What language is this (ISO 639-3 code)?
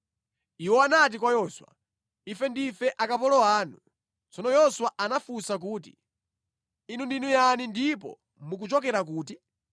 nya